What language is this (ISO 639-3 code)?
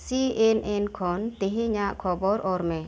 sat